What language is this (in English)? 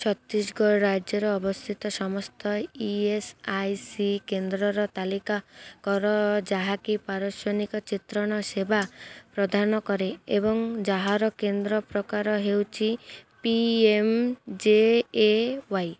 Odia